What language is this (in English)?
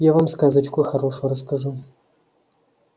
Russian